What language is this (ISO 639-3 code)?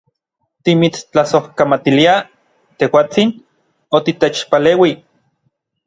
nlv